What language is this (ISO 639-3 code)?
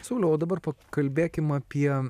lit